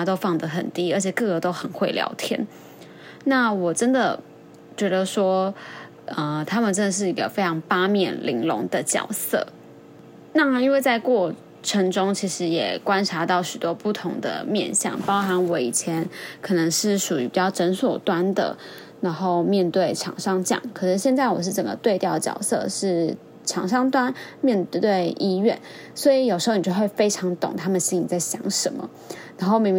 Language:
Chinese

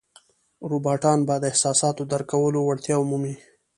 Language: Pashto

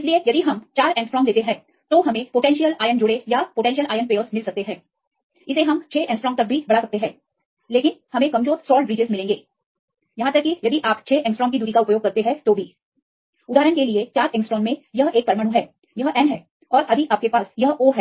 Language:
Hindi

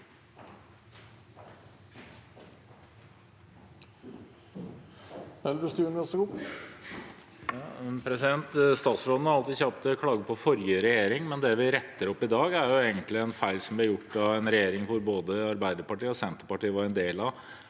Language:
Norwegian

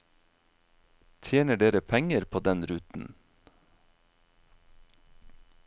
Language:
Norwegian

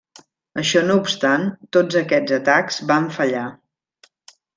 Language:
Catalan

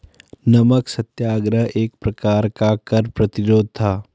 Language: Hindi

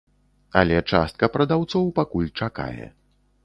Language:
Belarusian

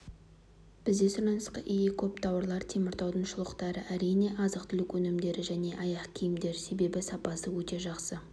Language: Kazakh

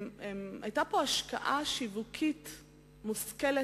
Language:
Hebrew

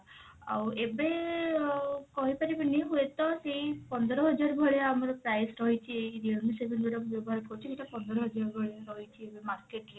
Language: Odia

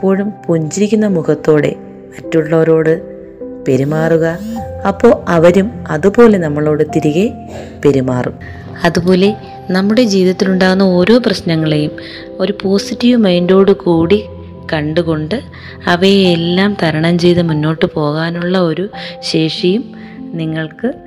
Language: Malayalam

